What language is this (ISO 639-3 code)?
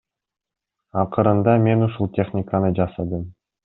kir